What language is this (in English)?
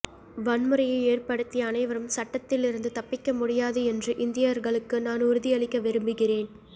Tamil